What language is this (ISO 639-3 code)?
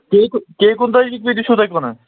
kas